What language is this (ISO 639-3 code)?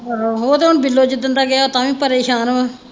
pan